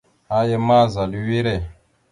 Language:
Mada (Cameroon)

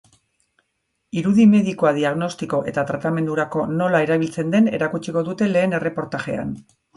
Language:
Basque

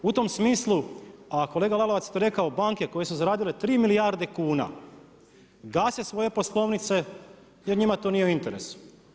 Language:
Croatian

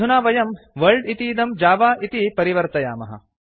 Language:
Sanskrit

